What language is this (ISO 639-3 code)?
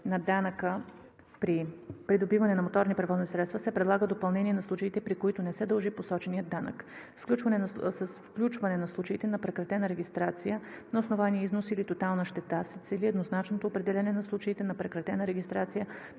bul